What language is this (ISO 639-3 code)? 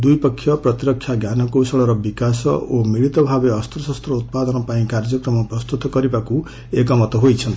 ori